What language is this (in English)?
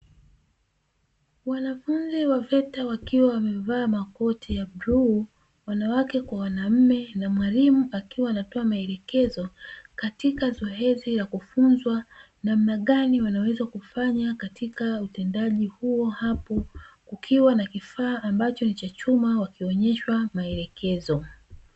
Swahili